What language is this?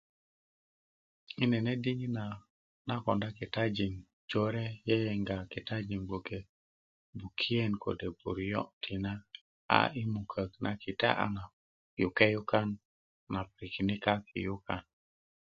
Kuku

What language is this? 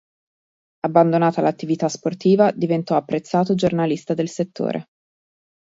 Italian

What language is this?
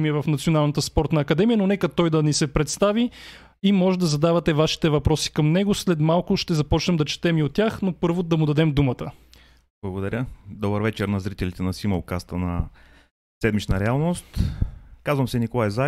Bulgarian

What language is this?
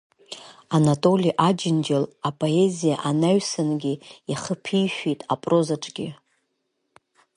Abkhazian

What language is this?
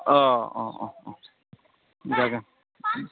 Bodo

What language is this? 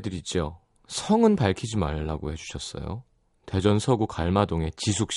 Korean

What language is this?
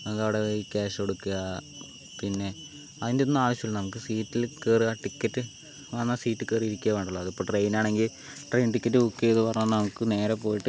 Malayalam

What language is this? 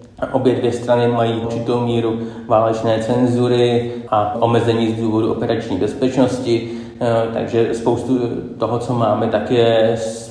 Czech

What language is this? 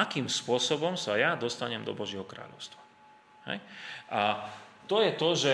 Slovak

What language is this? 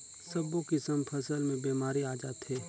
Chhattisgarhi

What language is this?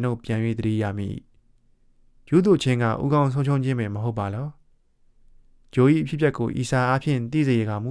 Thai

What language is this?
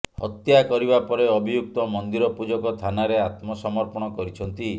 Odia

